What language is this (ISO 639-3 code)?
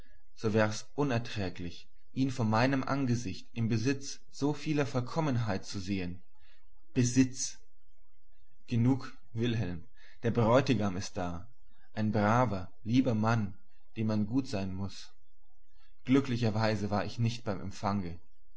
deu